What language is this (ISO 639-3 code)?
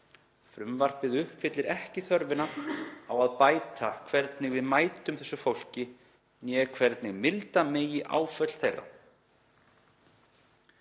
isl